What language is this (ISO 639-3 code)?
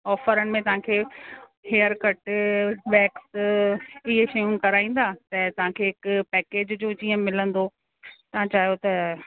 snd